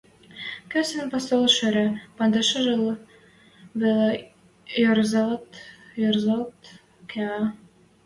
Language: Western Mari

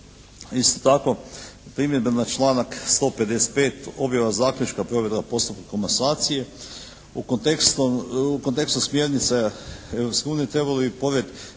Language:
Croatian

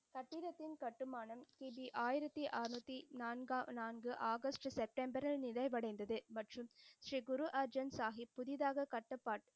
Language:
Tamil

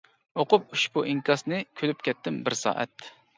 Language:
Uyghur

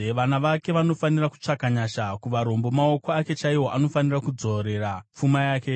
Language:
Shona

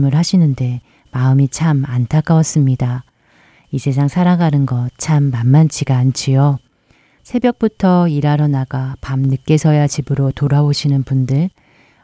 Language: Korean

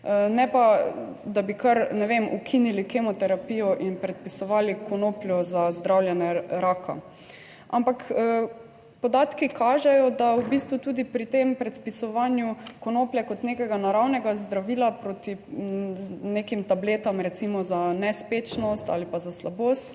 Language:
Slovenian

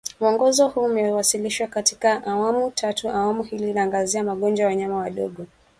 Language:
Swahili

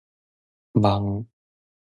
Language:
Min Nan Chinese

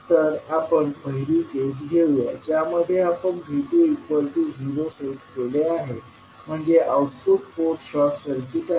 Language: Marathi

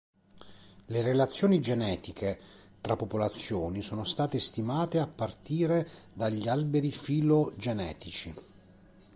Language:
Italian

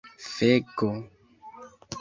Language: Esperanto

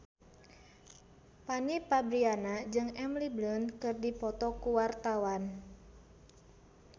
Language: Sundanese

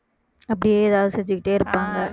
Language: Tamil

